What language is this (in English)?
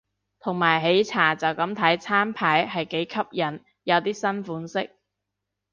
Cantonese